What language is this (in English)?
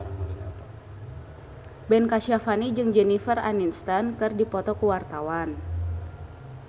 Sundanese